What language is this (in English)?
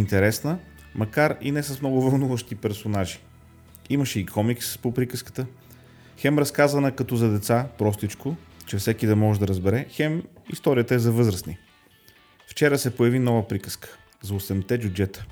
Bulgarian